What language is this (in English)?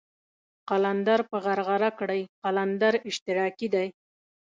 Pashto